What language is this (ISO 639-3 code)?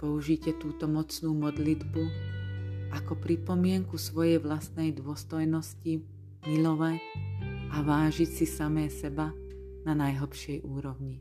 slk